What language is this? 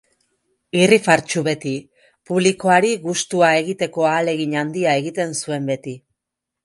Basque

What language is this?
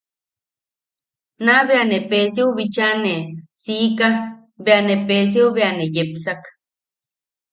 Yaqui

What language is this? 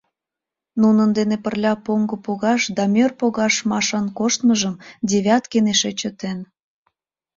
Mari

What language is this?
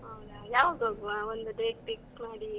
Kannada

